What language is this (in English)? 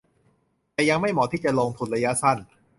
Thai